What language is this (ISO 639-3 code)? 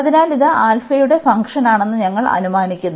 mal